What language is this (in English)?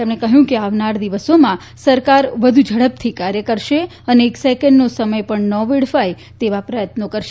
Gujarati